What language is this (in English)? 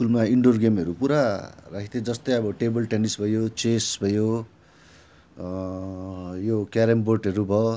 Nepali